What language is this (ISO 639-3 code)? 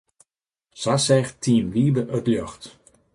fry